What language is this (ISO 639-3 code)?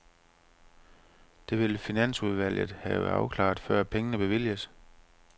dan